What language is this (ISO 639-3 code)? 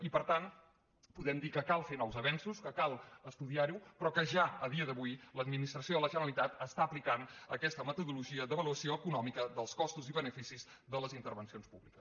cat